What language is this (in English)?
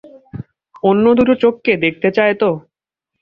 Bangla